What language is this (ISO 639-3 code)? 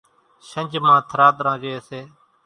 gjk